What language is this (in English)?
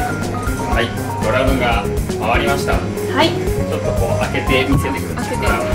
Japanese